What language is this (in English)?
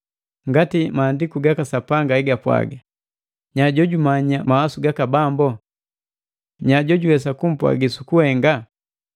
Matengo